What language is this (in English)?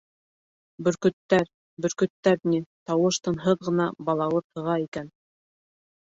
Bashkir